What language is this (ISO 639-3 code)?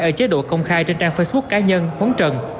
vie